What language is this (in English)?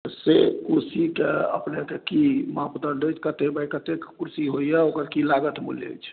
Maithili